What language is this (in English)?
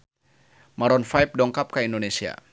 Sundanese